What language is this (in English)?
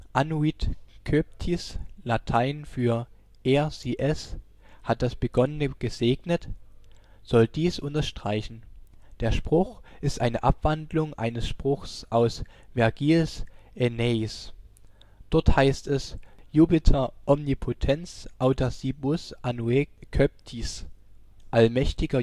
German